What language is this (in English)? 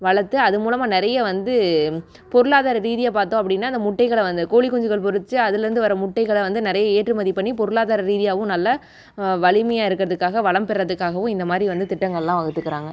Tamil